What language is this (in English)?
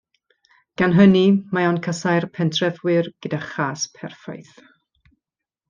Welsh